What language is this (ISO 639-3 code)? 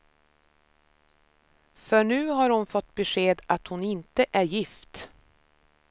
swe